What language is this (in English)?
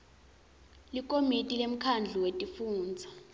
Swati